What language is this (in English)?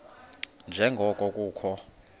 Xhosa